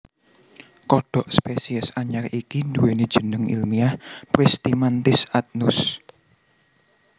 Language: Javanese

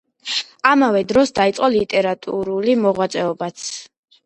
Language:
Georgian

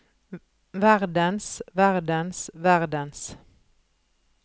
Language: Norwegian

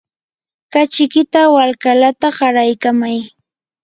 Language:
Yanahuanca Pasco Quechua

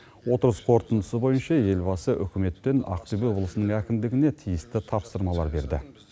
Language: Kazakh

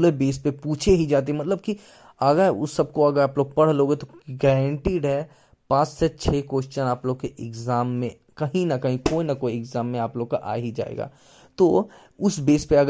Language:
Hindi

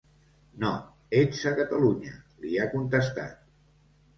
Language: Catalan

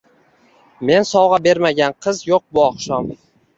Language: Uzbek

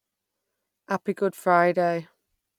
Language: English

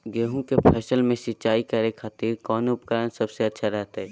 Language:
Magahi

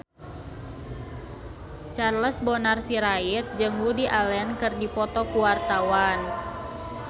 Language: Sundanese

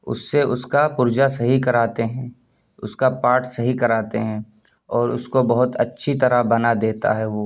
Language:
Urdu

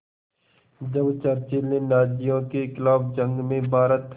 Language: Hindi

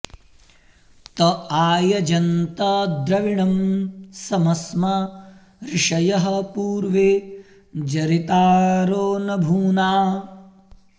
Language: Sanskrit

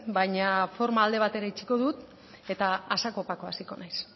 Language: Basque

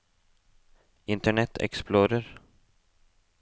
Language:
Norwegian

